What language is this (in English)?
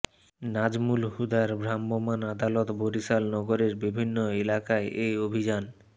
Bangla